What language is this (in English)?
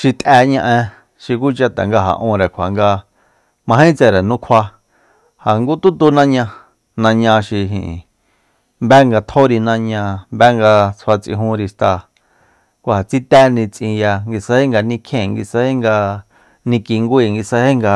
Soyaltepec Mazatec